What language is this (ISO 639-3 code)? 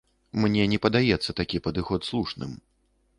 bel